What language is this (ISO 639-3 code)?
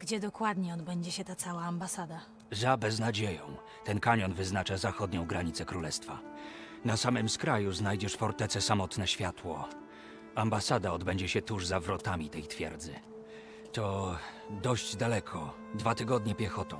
pol